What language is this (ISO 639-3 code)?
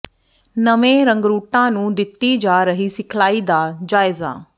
pan